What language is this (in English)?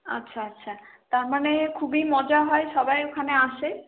Bangla